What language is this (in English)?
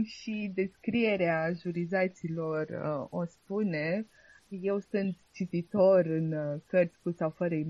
Romanian